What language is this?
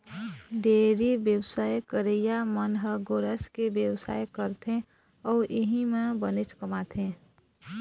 Chhattisgarhi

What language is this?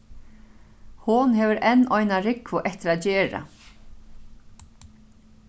Faroese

